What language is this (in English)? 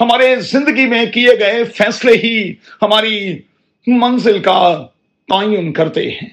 Urdu